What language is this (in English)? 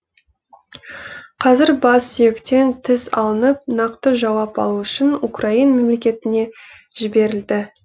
Kazakh